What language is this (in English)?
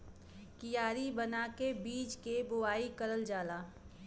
Bhojpuri